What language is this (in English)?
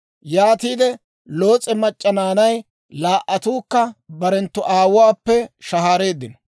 Dawro